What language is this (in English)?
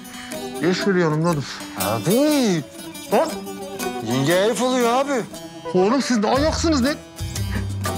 Turkish